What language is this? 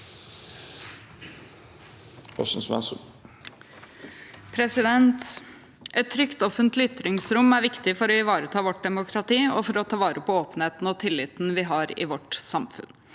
Norwegian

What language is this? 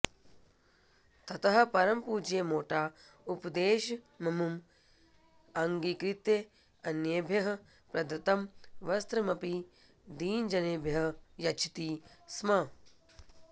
Sanskrit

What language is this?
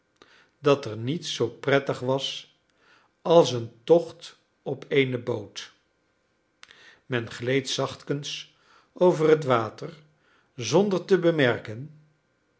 Dutch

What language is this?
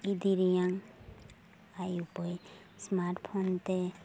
Santali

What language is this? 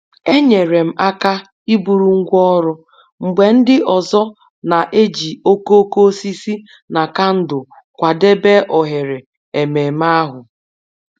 Igbo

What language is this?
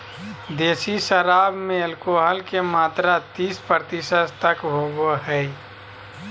Magahi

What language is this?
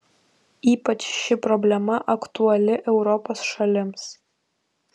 Lithuanian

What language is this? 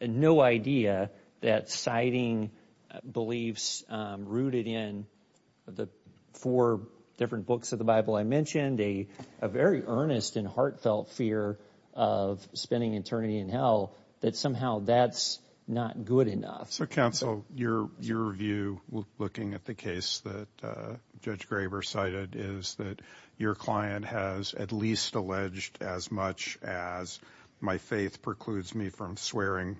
English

